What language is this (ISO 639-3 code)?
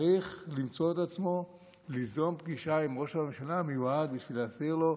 heb